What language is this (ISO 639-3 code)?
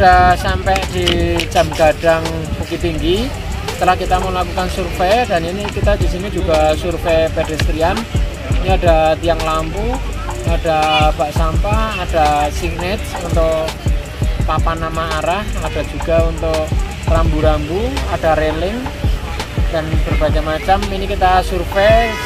ind